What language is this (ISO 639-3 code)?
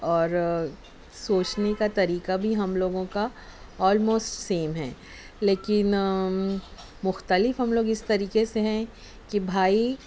urd